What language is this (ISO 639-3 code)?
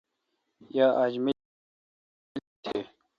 xka